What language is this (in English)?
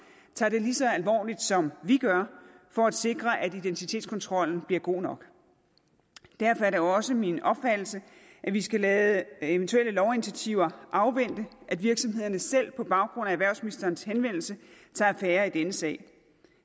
Danish